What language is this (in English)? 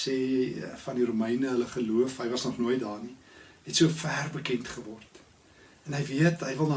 Dutch